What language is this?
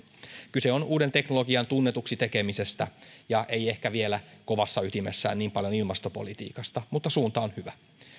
Finnish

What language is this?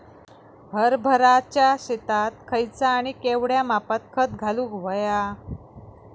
Marathi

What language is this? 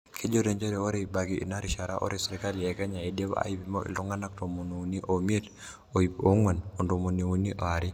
Masai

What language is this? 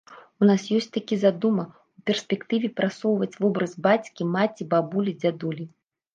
Belarusian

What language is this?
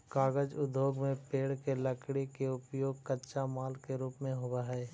Magahi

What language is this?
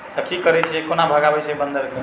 Maithili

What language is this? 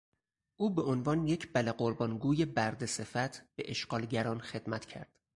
Persian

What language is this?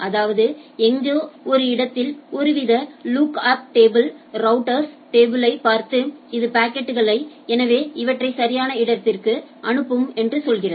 Tamil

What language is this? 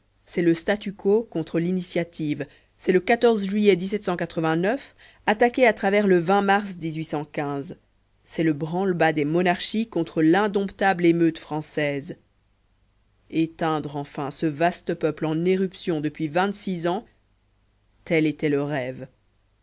French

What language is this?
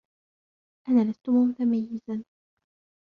Arabic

